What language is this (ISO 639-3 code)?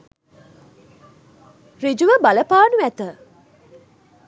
sin